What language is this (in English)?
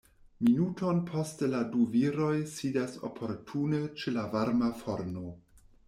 Esperanto